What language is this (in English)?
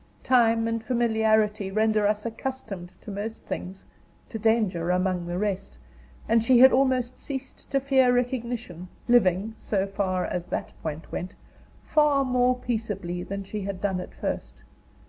English